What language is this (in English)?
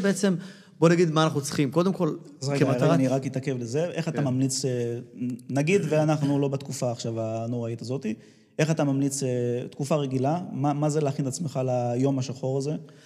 Hebrew